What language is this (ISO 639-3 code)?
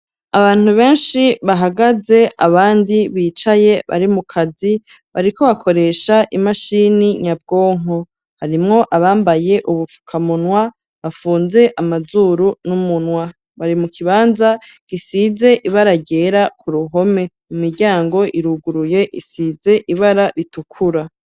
run